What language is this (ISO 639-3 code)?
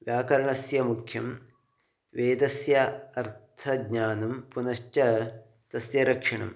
san